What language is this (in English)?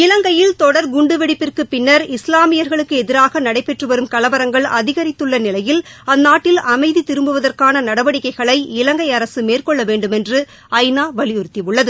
Tamil